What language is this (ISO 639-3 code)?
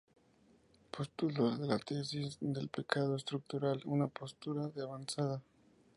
spa